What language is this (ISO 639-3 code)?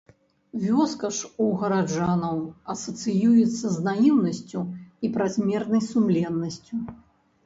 bel